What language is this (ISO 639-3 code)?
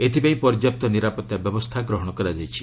ori